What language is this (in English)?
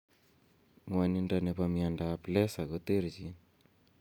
Kalenjin